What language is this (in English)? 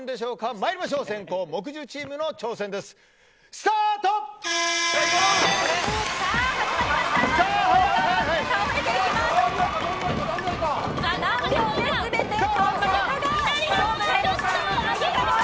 Japanese